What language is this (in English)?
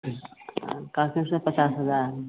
Maithili